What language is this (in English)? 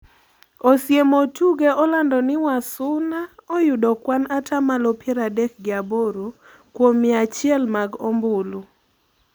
Luo (Kenya and Tanzania)